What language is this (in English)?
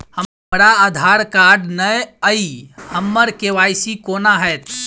Maithili